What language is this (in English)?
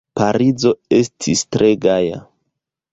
Esperanto